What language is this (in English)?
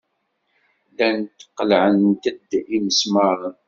Kabyle